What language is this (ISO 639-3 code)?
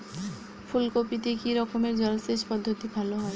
ben